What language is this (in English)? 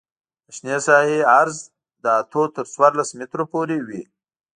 Pashto